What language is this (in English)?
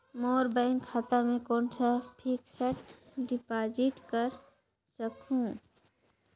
Chhattisgarhi